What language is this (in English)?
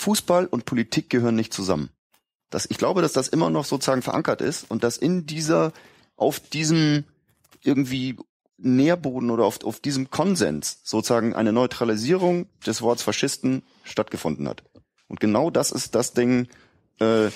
German